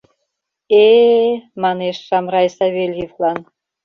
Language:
Mari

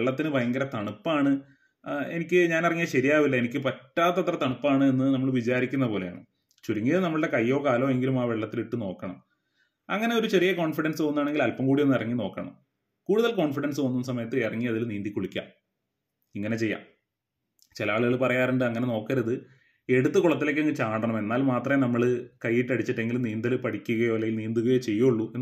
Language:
Malayalam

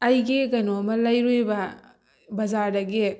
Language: Manipuri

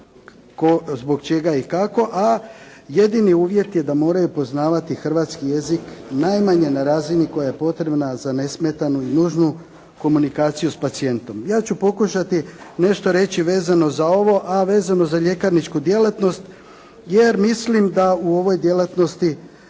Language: Croatian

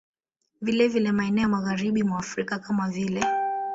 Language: Swahili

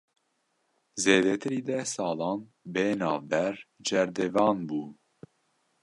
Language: Kurdish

